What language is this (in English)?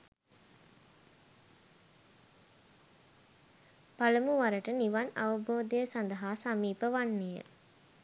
Sinhala